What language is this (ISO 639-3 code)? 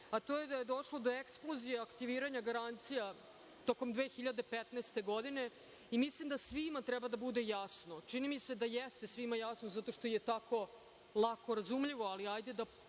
srp